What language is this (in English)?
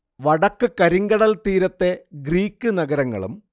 Malayalam